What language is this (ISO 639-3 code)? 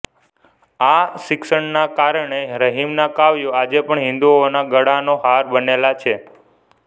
guj